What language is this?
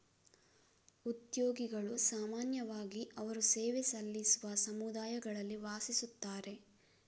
Kannada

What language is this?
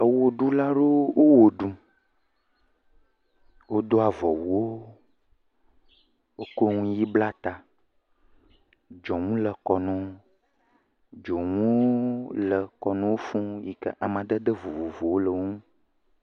Ewe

